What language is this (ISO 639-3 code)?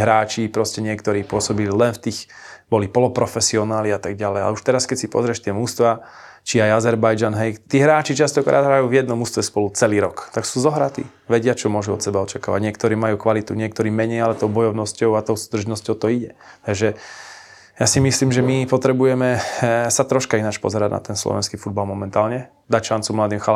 slk